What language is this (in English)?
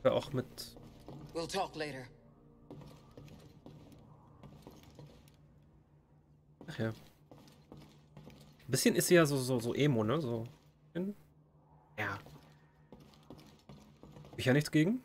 German